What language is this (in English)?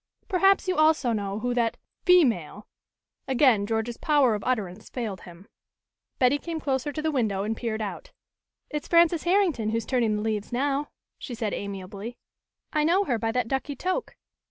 English